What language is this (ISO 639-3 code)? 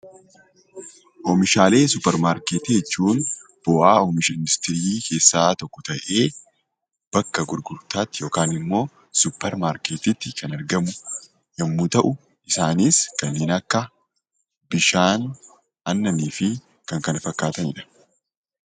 orm